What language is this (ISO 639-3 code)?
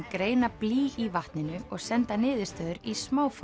isl